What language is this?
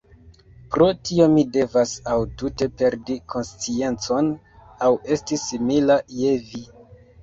Esperanto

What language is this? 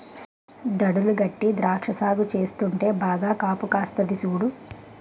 Telugu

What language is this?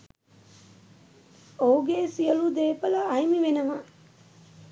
Sinhala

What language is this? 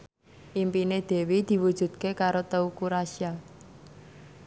Javanese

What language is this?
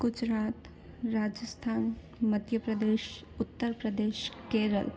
Sindhi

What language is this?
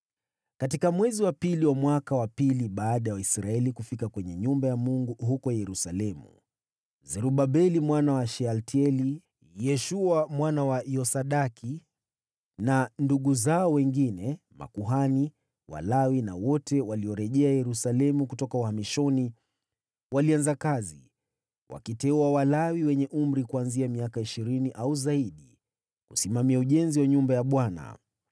Swahili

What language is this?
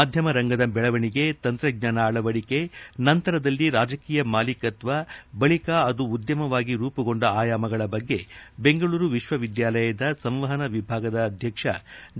Kannada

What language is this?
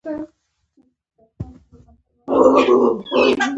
Pashto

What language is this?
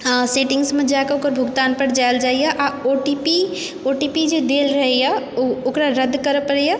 Maithili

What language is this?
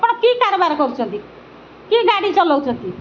Odia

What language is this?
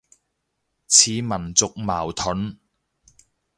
Cantonese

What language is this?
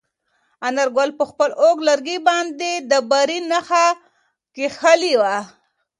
Pashto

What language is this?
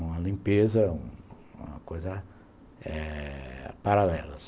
Portuguese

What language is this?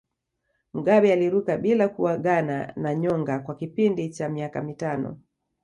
Swahili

